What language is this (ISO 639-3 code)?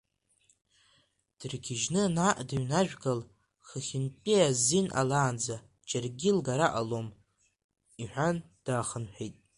abk